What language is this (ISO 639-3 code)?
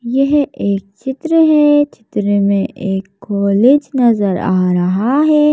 hin